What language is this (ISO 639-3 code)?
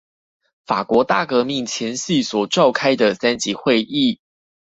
zho